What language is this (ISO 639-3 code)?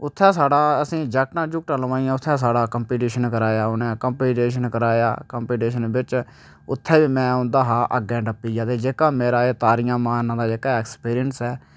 doi